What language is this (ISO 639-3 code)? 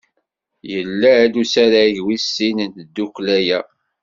kab